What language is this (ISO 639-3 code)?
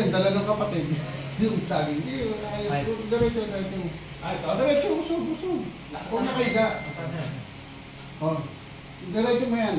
fil